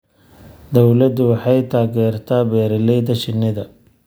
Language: Somali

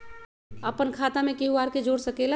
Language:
Magahi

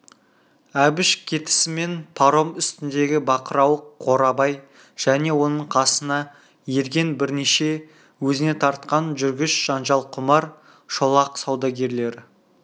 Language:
Kazakh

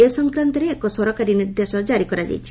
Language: Odia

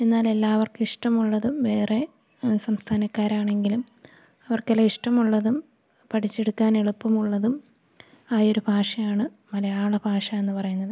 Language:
Malayalam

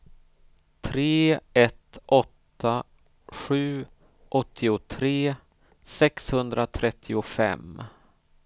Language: Swedish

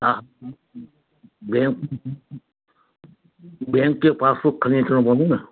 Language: Sindhi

